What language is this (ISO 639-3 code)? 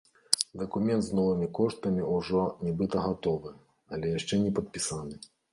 bel